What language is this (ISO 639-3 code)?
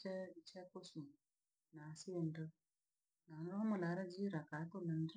lag